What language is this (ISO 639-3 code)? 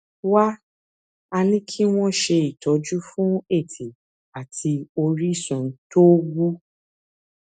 yor